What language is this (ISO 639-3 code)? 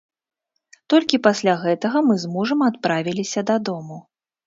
bel